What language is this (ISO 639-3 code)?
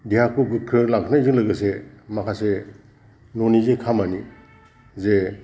brx